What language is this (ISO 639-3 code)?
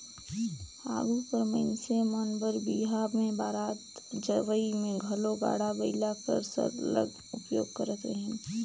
hne